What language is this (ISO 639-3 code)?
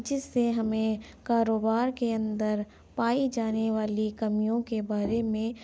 urd